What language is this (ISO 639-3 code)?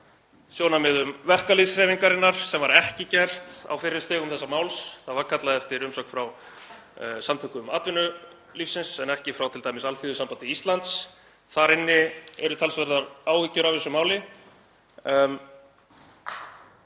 isl